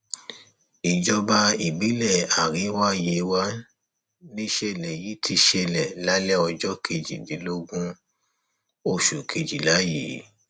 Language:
Yoruba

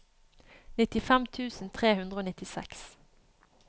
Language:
Norwegian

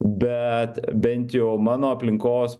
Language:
Lithuanian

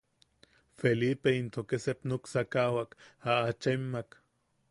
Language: Yaqui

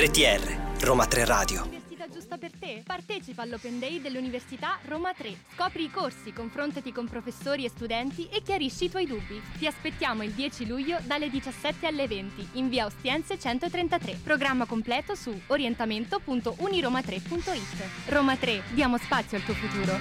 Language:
Italian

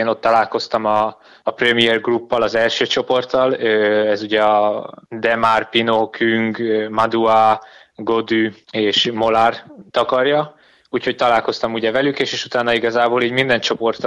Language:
Hungarian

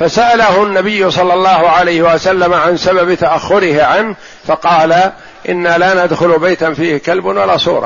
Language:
Arabic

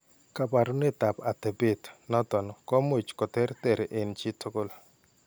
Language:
Kalenjin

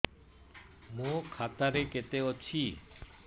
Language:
Odia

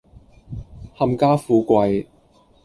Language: Cantonese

